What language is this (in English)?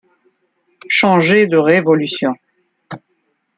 French